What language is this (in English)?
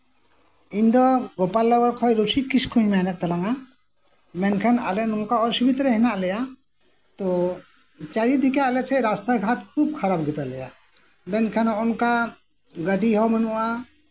Santali